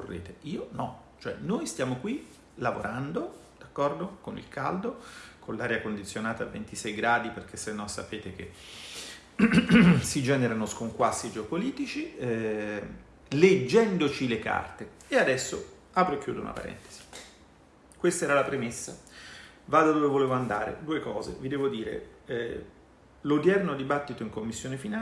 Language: Italian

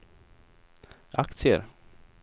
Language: Swedish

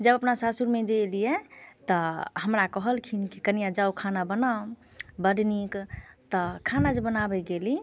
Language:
Maithili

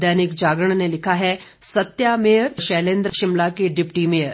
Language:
Hindi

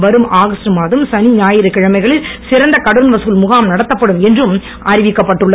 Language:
Tamil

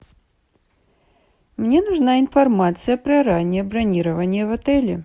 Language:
Russian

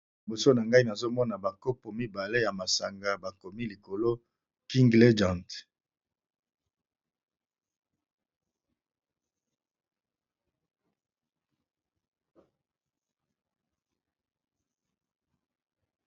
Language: Lingala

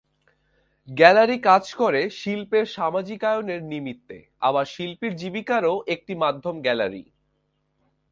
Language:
Bangla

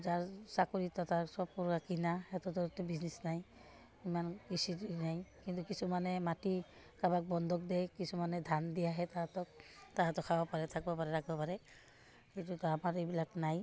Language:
Assamese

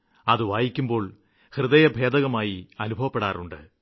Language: Malayalam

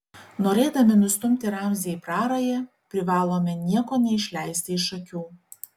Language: Lithuanian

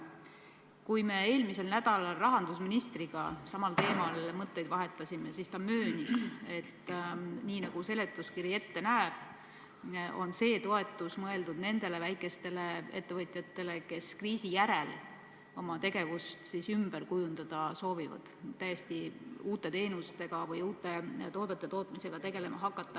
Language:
Estonian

